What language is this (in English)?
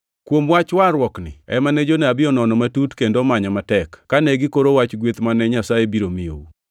Luo (Kenya and Tanzania)